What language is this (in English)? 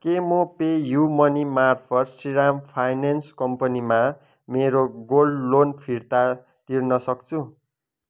Nepali